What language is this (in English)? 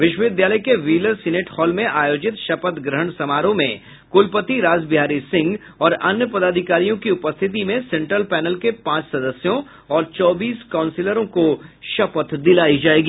Hindi